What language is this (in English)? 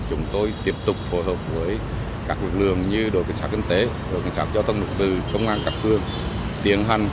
Vietnamese